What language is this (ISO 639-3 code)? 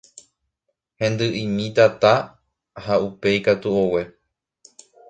grn